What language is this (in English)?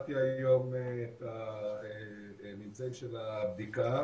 Hebrew